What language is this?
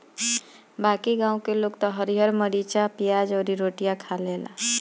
Bhojpuri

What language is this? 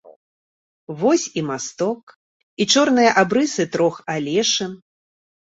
Belarusian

